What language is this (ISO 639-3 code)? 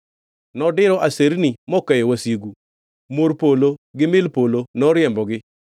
luo